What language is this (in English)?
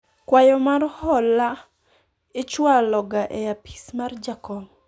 Luo (Kenya and Tanzania)